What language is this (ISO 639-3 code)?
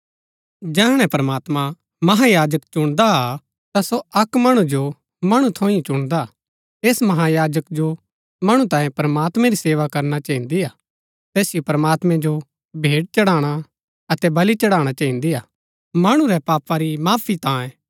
gbk